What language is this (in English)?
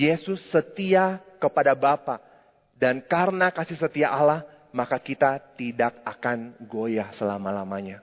Indonesian